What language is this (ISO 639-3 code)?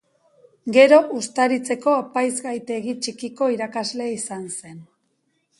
eus